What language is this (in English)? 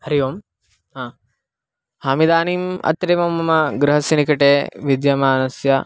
Sanskrit